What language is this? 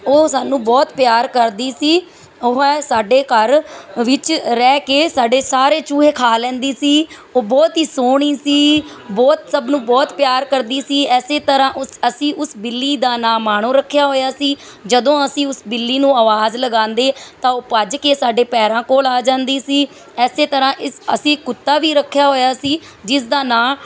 Punjabi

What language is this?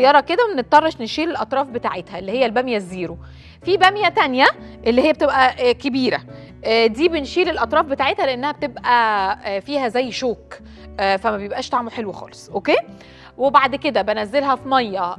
Arabic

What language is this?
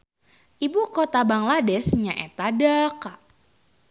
Sundanese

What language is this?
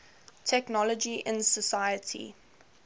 English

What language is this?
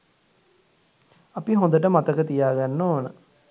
Sinhala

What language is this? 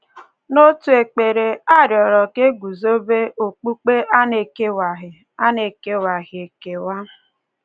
Igbo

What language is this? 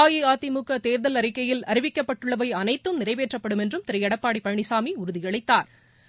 Tamil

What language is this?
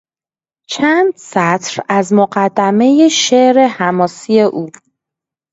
Persian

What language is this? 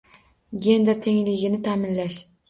Uzbek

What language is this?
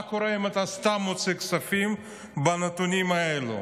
Hebrew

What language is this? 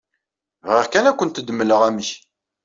Kabyle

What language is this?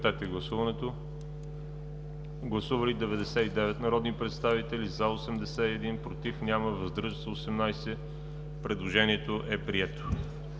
Bulgarian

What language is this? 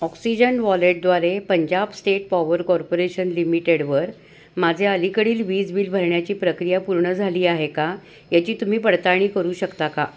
Marathi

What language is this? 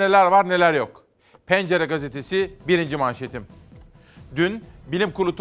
Turkish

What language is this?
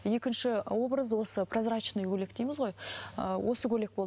Kazakh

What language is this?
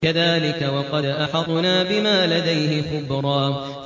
Arabic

